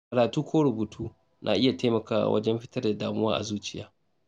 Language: Hausa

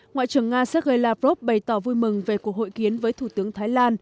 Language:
Vietnamese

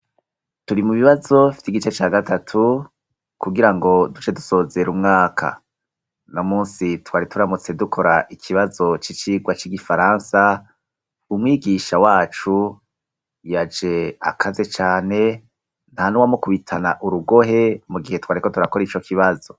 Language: Rundi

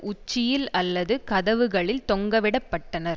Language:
Tamil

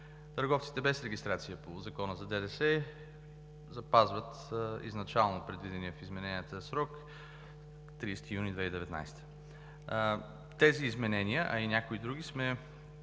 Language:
Bulgarian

